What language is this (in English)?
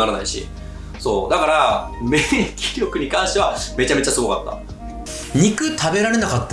Japanese